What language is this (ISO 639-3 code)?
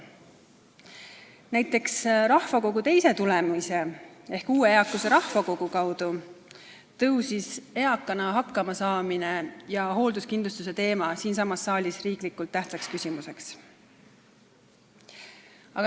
est